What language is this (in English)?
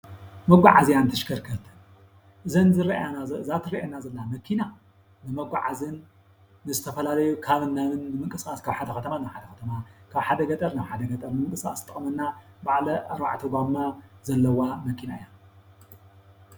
Tigrinya